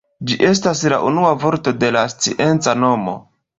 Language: Esperanto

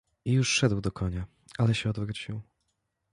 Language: Polish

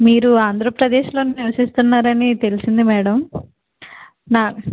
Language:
Telugu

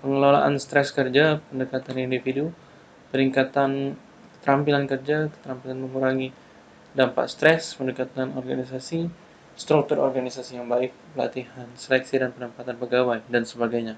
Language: Indonesian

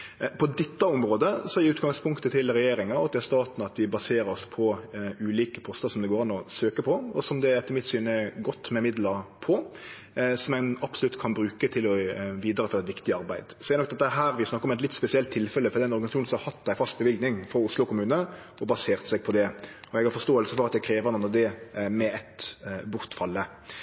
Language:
Norwegian Nynorsk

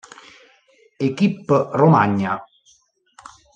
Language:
Italian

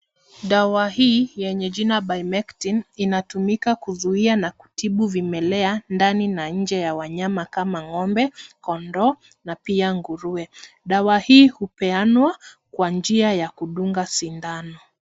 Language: Swahili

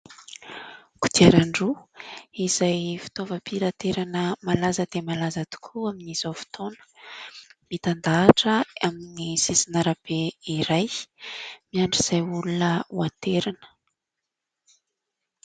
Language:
Malagasy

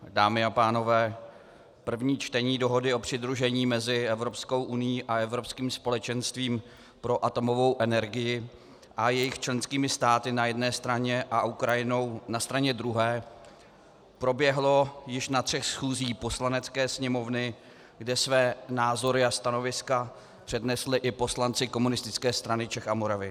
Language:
Czech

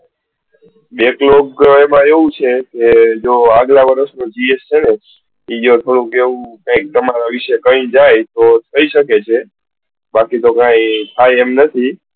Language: Gujarati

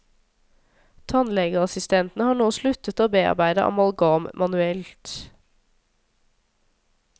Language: Norwegian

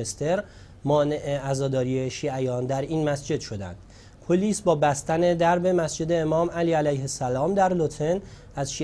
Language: Persian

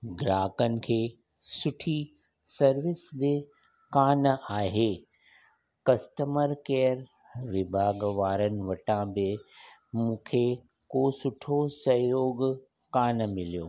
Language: Sindhi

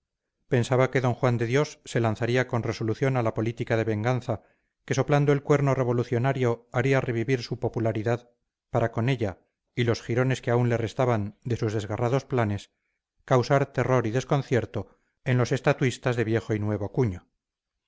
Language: Spanish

